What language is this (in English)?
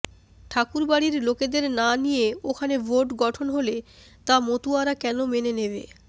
Bangla